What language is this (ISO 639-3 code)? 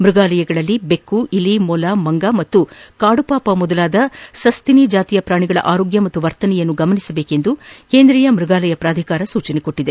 kan